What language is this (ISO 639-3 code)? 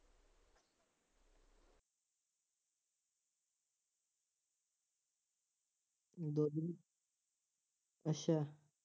pan